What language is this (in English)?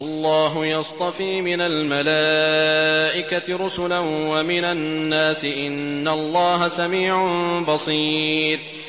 Arabic